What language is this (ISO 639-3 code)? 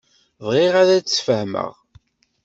kab